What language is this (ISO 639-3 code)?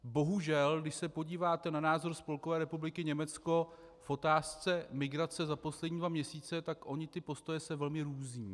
ces